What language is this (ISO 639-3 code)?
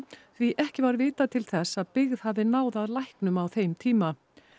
isl